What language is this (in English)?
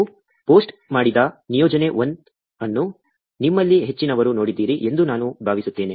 Kannada